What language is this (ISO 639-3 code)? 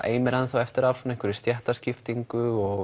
isl